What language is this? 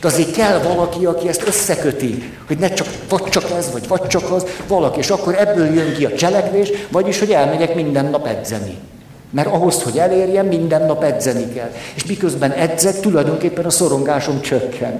Hungarian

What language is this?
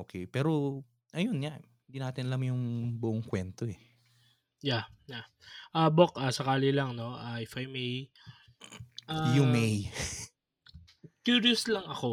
Filipino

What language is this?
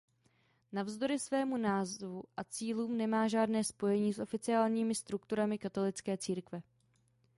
Czech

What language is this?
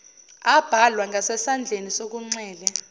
Zulu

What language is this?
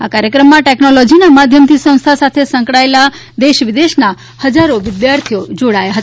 Gujarati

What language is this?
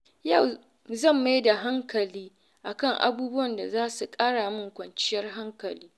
Hausa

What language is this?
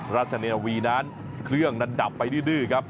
Thai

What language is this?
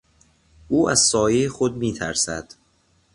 Persian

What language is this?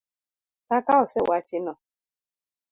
Luo (Kenya and Tanzania)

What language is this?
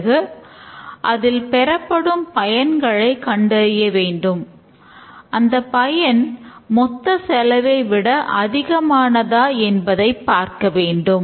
Tamil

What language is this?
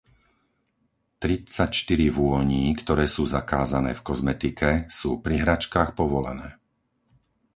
Slovak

